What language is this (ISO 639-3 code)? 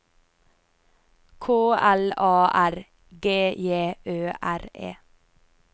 nor